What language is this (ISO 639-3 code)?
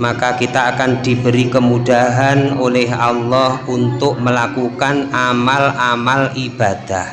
ind